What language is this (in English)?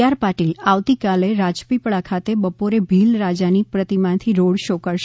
Gujarati